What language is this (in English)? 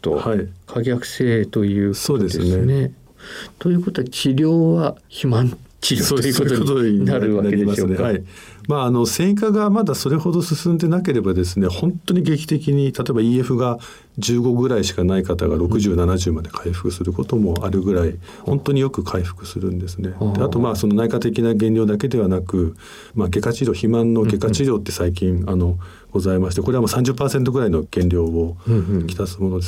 Japanese